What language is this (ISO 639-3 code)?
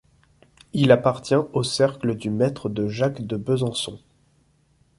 fra